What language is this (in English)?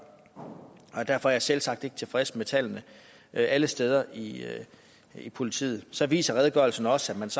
Danish